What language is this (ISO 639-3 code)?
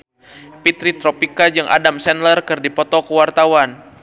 sun